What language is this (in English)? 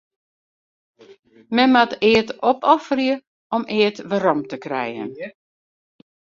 Western Frisian